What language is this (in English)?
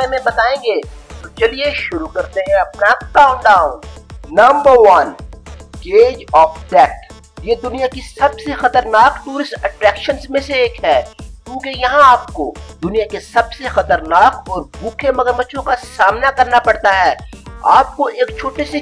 Hindi